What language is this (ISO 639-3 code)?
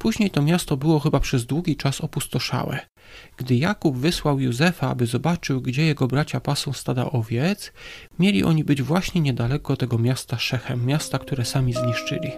pol